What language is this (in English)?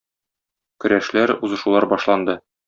Tatar